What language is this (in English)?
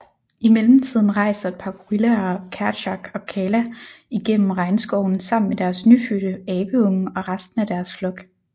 Danish